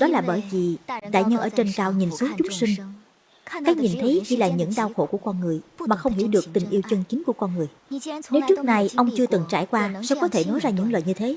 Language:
Vietnamese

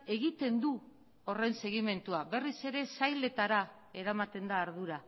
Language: Basque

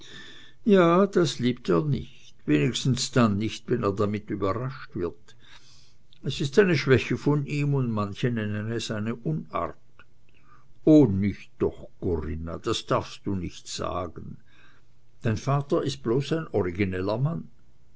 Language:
German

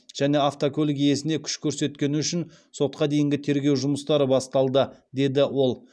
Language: Kazakh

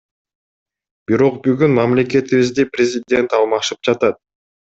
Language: Kyrgyz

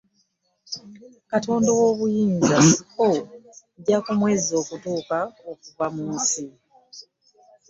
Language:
Ganda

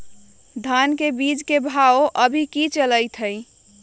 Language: Magahi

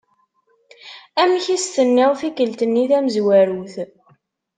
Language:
Kabyle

